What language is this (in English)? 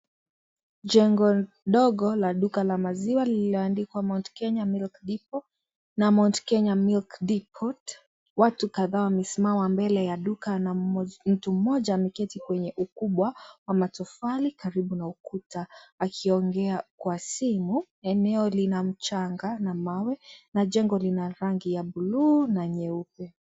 Swahili